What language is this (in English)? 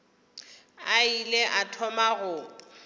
Northern Sotho